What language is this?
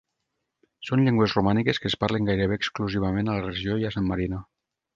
Catalan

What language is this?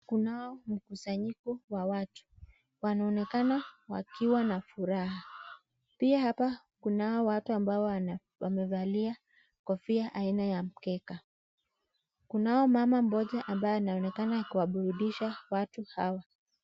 Swahili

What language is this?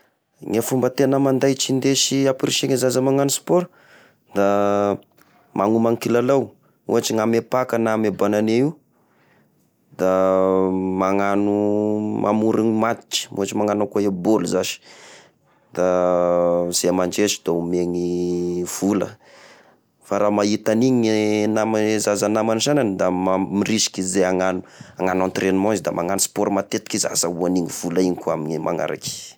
Tesaka Malagasy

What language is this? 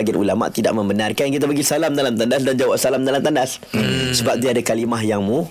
Malay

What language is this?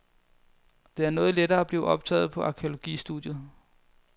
Danish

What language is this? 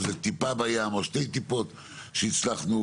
Hebrew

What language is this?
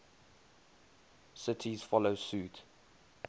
English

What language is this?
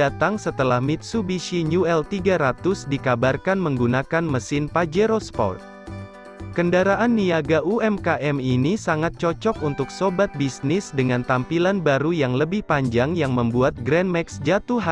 Indonesian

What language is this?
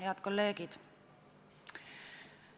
Estonian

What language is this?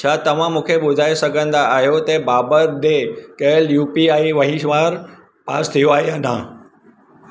Sindhi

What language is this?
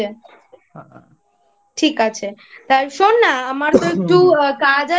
Bangla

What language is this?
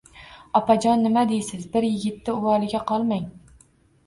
Uzbek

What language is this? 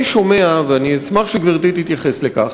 Hebrew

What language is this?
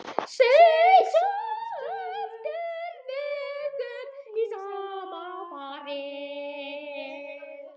Icelandic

